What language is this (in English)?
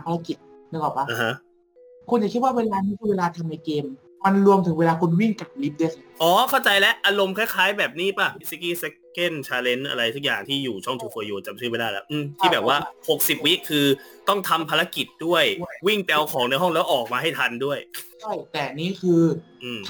Thai